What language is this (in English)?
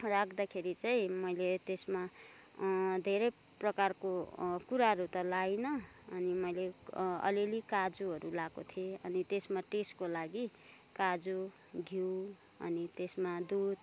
Nepali